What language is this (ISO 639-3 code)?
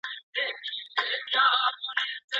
pus